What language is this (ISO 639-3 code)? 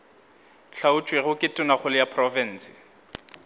nso